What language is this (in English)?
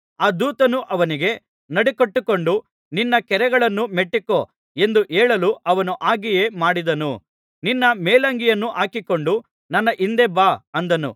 Kannada